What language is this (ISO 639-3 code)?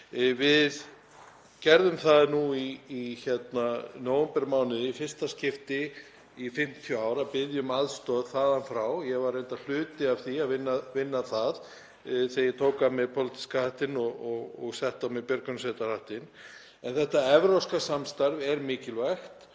isl